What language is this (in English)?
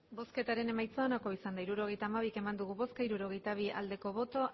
Basque